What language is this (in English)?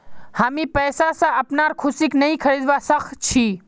Magahi